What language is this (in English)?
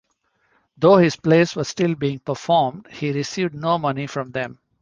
English